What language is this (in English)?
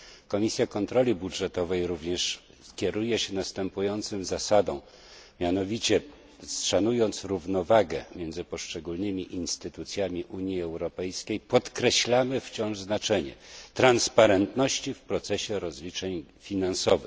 Polish